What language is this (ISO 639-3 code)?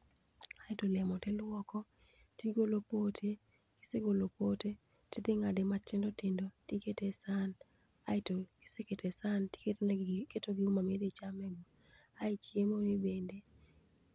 luo